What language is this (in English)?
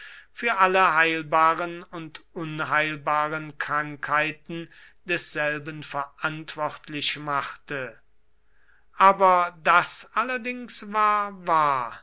German